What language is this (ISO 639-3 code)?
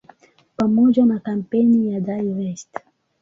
swa